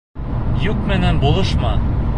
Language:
Bashkir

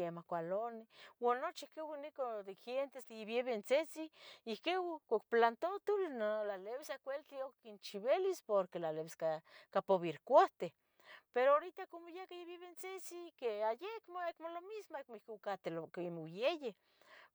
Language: Tetelcingo Nahuatl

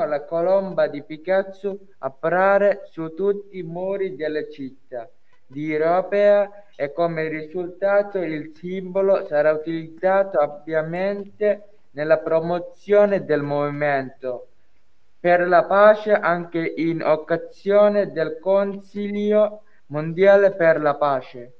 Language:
Italian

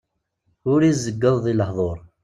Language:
Kabyle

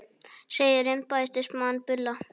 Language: Icelandic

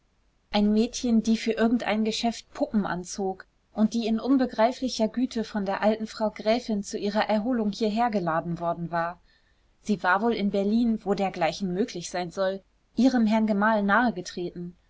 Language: German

